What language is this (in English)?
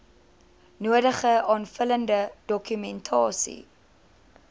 Afrikaans